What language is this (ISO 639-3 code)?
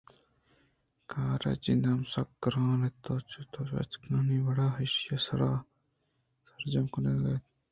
bgp